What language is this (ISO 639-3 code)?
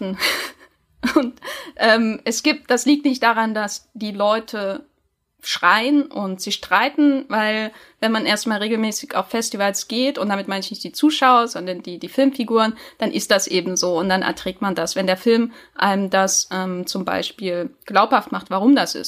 deu